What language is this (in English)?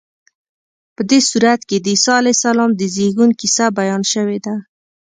Pashto